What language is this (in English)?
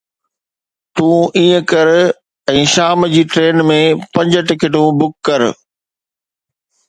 Sindhi